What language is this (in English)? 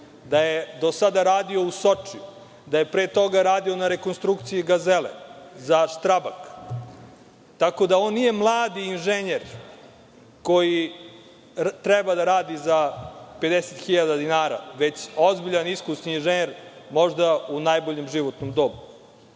Serbian